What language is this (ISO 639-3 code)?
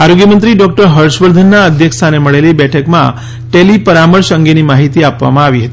guj